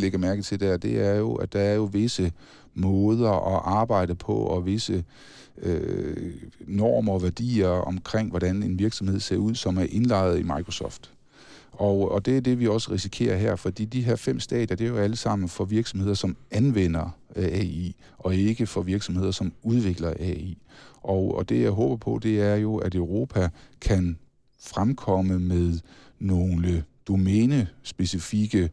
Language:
Danish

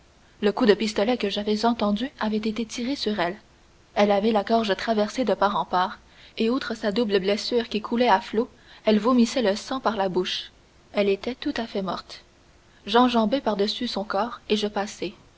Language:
French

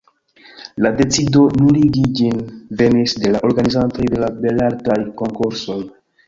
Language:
Esperanto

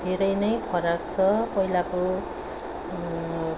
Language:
Nepali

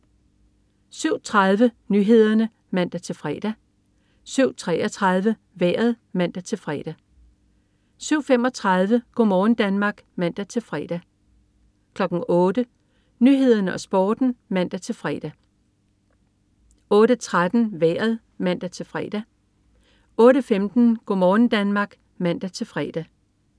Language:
Danish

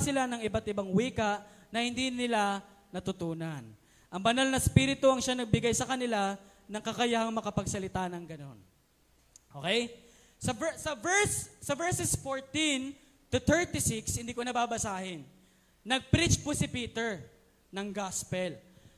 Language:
Filipino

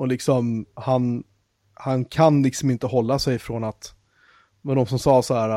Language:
Swedish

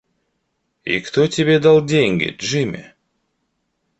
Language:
Russian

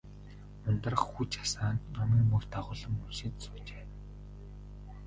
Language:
Mongolian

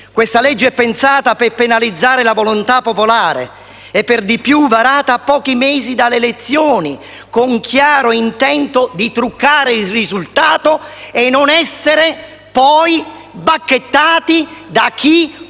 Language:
Italian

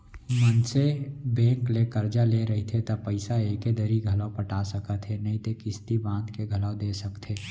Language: Chhattisgarhi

